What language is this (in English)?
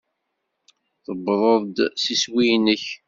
Kabyle